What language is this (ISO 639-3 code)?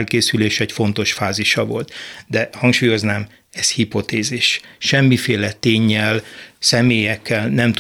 hun